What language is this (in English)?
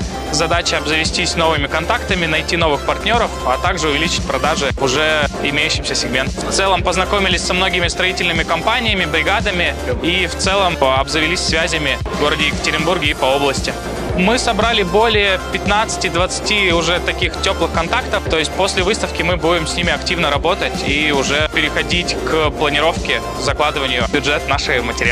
Russian